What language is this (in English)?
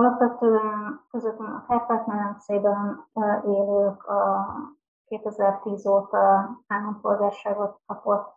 Hungarian